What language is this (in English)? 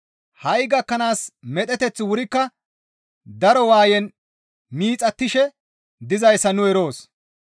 Gamo